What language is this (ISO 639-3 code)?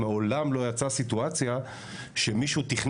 heb